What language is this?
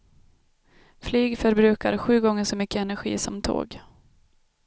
Swedish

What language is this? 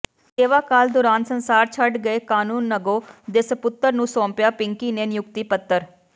Punjabi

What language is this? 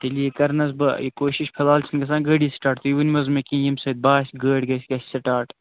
Kashmiri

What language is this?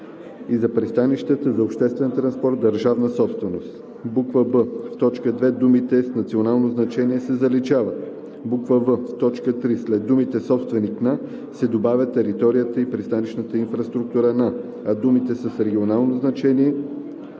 Bulgarian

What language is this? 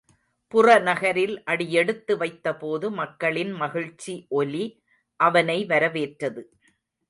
Tamil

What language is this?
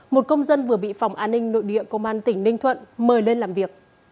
Vietnamese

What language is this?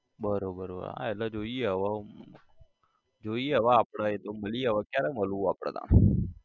Gujarati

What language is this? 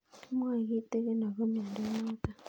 Kalenjin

